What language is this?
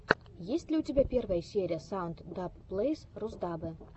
Russian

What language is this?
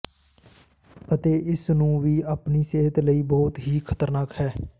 Punjabi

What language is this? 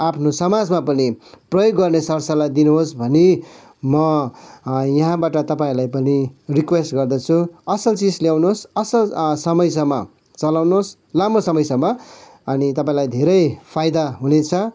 Nepali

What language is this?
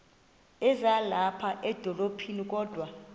Xhosa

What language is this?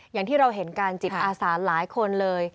Thai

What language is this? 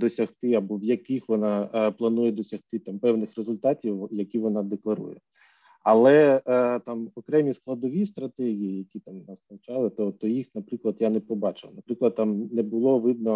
Ukrainian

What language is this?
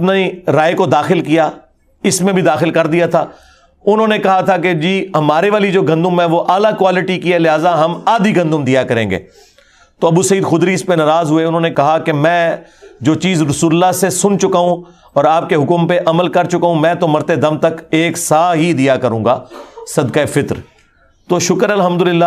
Urdu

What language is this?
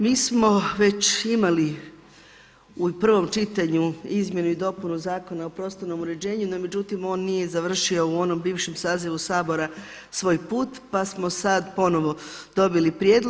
Croatian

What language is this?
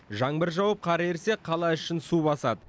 Kazakh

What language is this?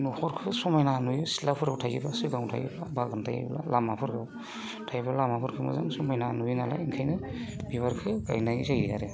Bodo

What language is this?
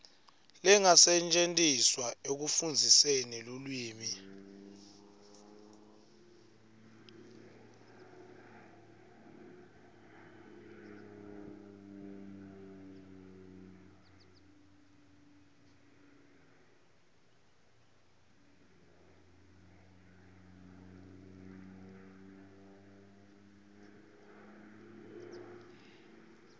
Swati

